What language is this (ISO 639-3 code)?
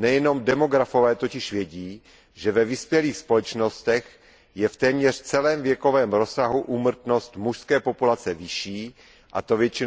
ces